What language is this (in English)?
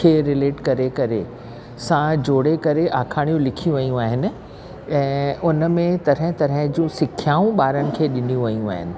Sindhi